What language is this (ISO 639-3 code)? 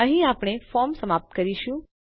guj